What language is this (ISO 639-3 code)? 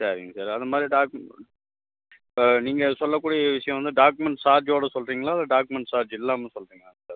tam